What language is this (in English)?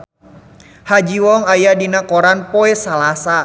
Sundanese